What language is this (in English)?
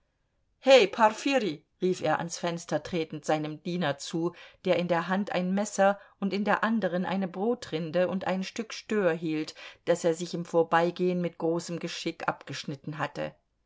German